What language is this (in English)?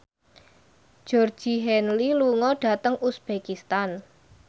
Javanese